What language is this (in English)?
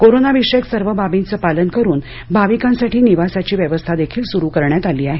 Marathi